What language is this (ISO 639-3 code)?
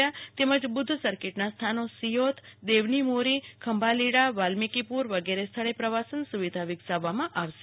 guj